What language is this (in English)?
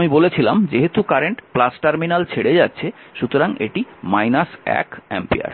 Bangla